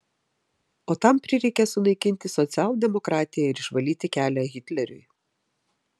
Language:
Lithuanian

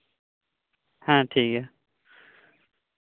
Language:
Santali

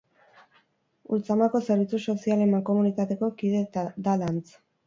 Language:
Basque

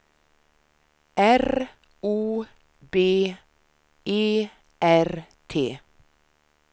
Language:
Swedish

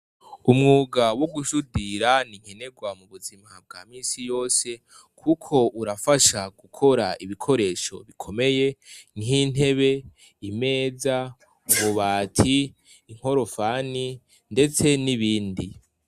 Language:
Rundi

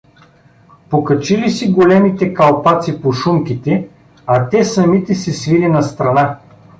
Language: Bulgarian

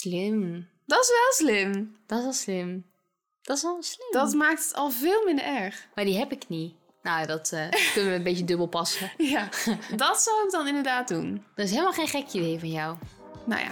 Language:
Dutch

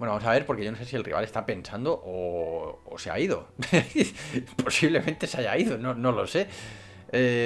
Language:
Spanish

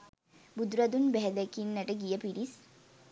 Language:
Sinhala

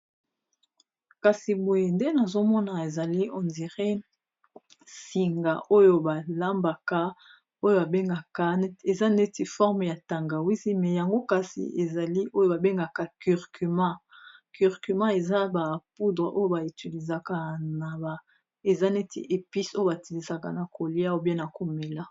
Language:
Lingala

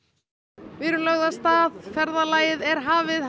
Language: Icelandic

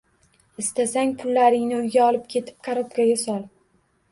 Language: Uzbek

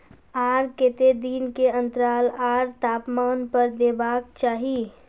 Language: Maithili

